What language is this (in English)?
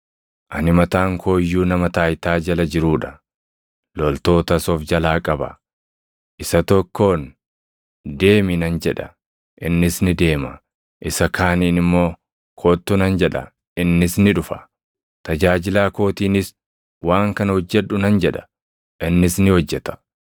Oromo